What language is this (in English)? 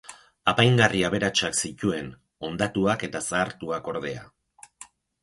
Basque